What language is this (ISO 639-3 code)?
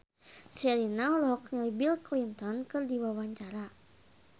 sun